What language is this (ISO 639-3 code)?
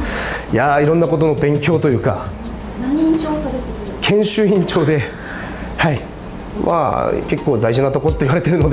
jpn